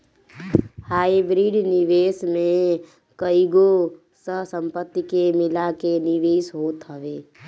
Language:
Bhojpuri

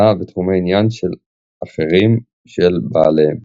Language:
Hebrew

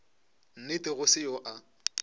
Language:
Northern Sotho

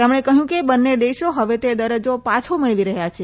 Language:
Gujarati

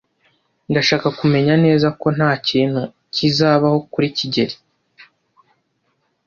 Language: Kinyarwanda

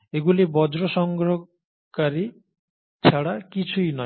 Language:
Bangla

